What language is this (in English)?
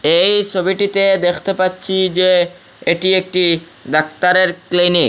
Bangla